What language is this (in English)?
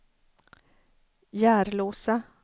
Swedish